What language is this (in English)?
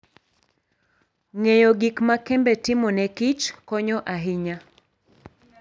Luo (Kenya and Tanzania)